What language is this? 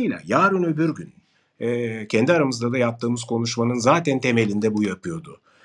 Turkish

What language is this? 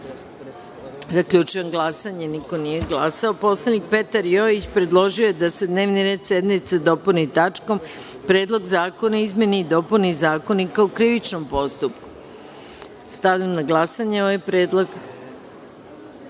Serbian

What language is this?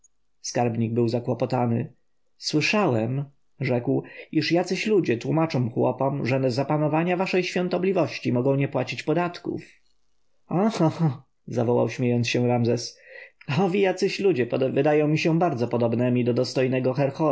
Polish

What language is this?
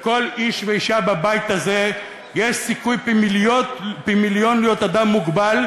Hebrew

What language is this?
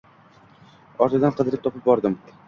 Uzbek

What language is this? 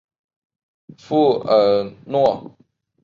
Chinese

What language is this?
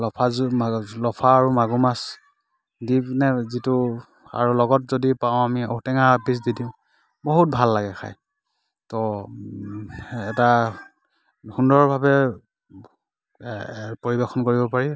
Assamese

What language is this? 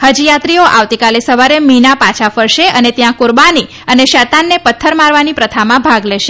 Gujarati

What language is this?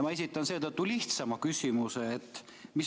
Estonian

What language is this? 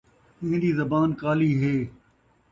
Saraiki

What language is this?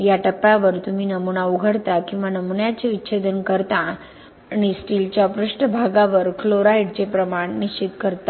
Marathi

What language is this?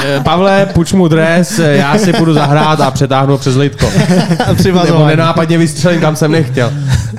Czech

